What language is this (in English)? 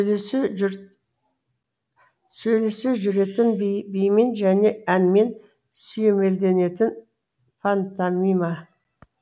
Kazakh